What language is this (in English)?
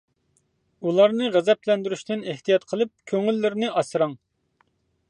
Uyghur